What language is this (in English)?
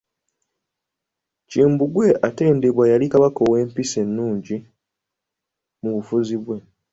Ganda